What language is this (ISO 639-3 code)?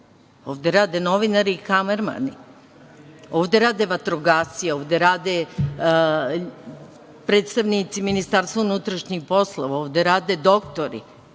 srp